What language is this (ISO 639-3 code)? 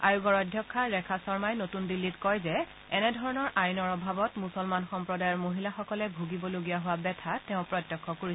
asm